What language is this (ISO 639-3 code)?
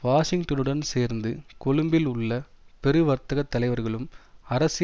tam